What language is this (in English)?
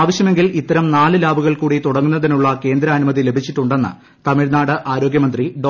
Malayalam